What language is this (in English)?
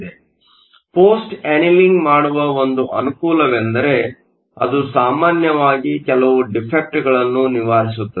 Kannada